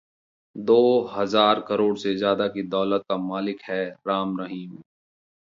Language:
Hindi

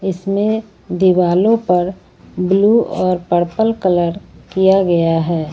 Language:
Hindi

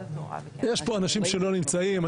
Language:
Hebrew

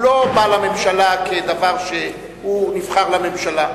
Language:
Hebrew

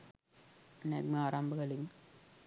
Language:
Sinhala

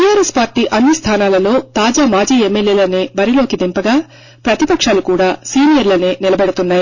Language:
Telugu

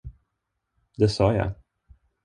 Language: Swedish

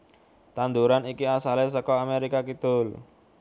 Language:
Javanese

